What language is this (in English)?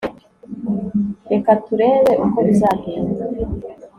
Kinyarwanda